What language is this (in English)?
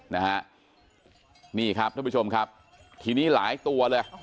Thai